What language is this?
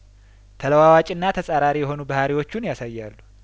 Amharic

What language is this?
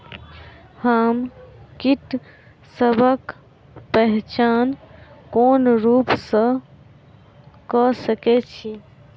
Maithili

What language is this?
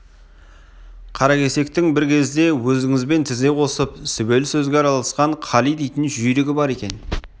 Kazakh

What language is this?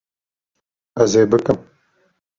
Kurdish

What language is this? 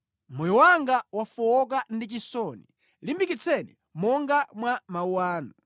Nyanja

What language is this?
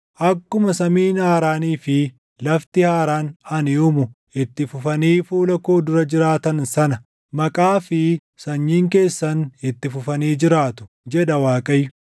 Oromo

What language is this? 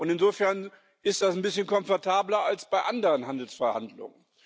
German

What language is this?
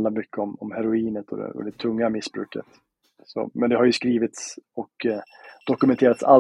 Swedish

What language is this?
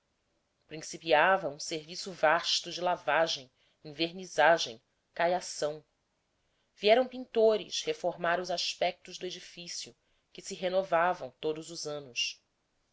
Portuguese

